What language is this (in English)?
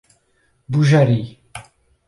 Portuguese